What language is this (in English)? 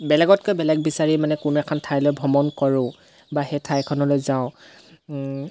Assamese